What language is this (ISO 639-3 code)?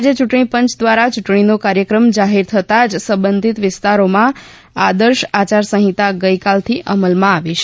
guj